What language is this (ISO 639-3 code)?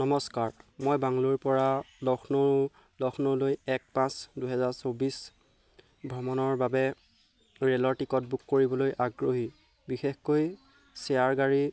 asm